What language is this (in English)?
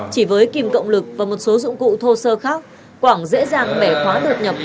Vietnamese